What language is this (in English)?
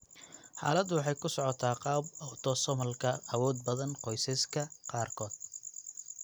Somali